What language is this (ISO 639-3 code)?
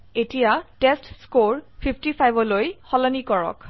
asm